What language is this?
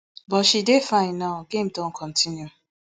Nigerian Pidgin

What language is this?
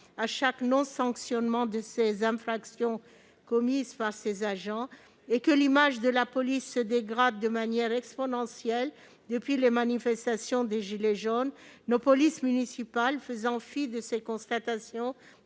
French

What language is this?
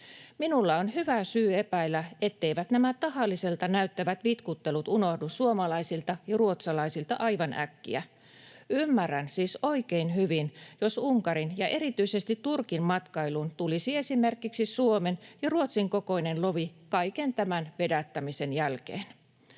Finnish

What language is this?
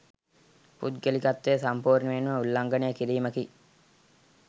Sinhala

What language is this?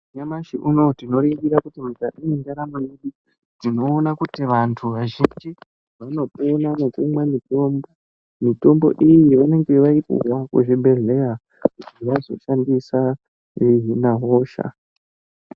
Ndau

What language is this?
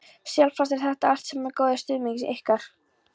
Icelandic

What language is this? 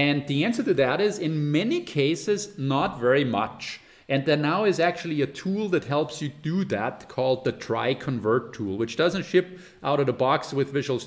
English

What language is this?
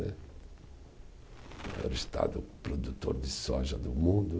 Portuguese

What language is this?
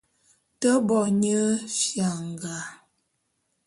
Bulu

